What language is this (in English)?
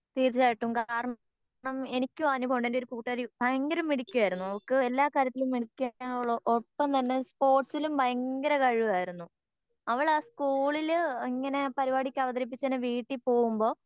Malayalam